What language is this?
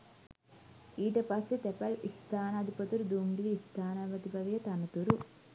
Sinhala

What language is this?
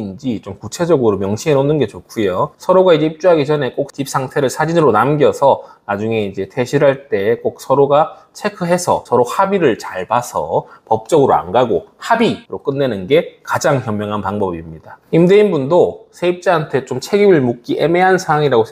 Korean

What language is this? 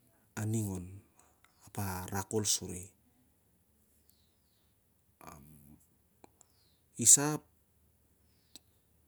Siar-Lak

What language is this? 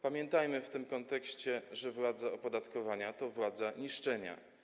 Polish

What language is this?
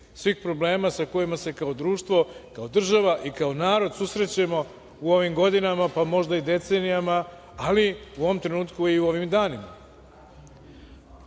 Serbian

